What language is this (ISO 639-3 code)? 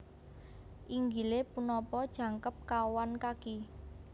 jav